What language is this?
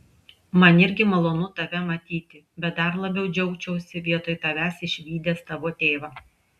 Lithuanian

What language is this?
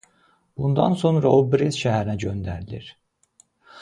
Azerbaijani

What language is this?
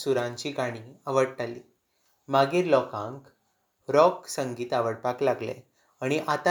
Konkani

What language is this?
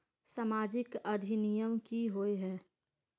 Magahi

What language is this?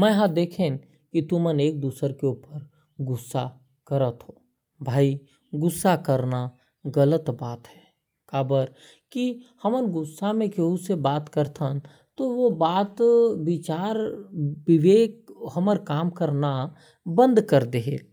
Korwa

